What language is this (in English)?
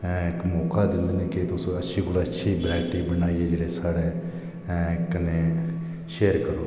Dogri